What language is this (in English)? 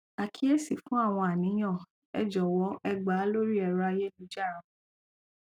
Yoruba